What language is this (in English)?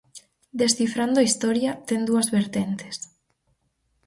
Galician